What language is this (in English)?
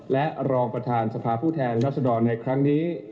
Thai